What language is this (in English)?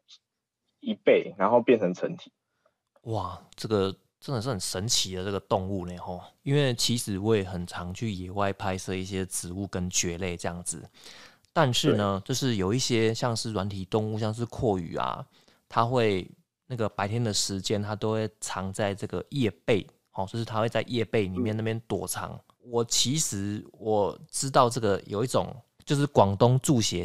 Chinese